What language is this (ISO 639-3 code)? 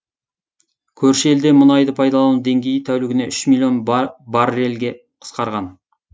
kaz